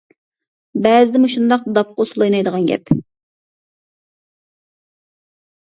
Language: Uyghur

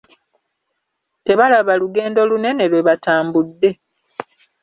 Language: Ganda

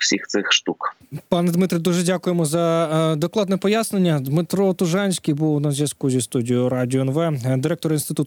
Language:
Ukrainian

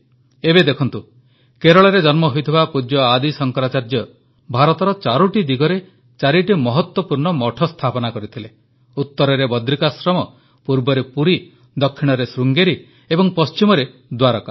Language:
Odia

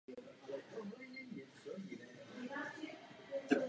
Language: Czech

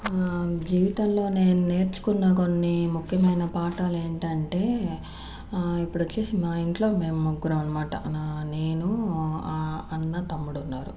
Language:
Telugu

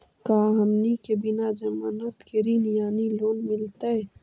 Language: Magahi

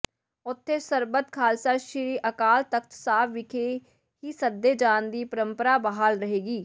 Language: Punjabi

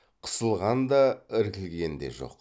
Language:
Kazakh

